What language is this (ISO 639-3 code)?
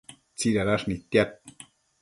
mcf